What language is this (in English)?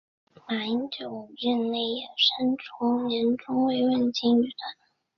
Chinese